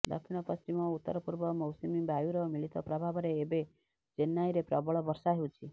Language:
Odia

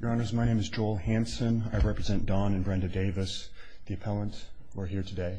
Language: English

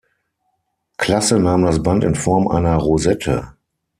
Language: German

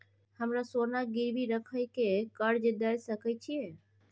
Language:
Maithili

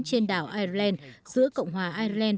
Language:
Vietnamese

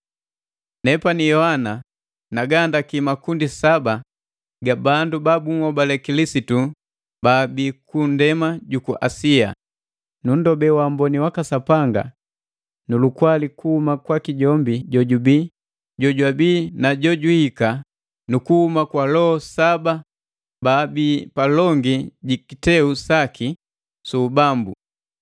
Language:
Matengo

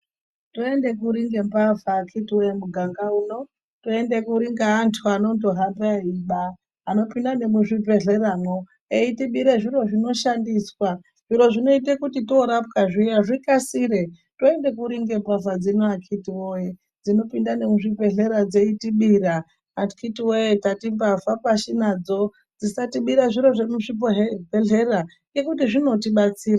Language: Ndau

